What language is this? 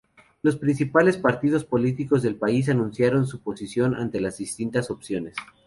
Spanish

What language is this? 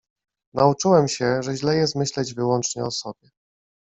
Polish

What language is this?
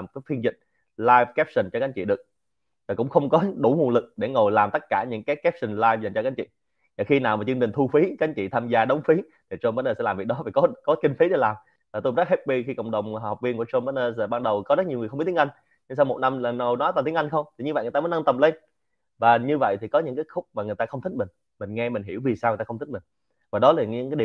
Vietnamese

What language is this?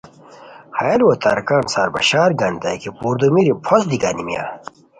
Khowar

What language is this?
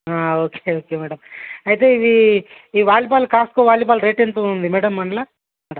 Telugu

